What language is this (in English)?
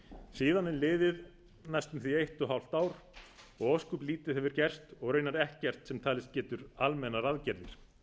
Icelandic